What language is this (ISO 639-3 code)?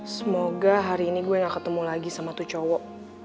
ind